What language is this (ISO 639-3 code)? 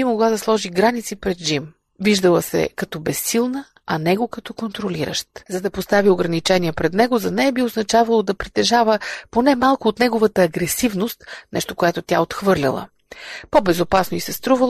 bul